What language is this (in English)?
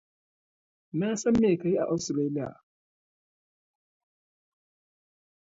Hausa